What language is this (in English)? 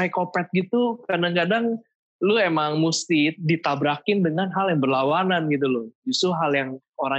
Indonesian